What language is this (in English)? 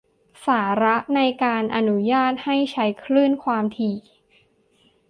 Thai